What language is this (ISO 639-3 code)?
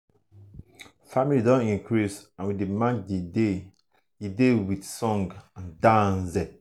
pcm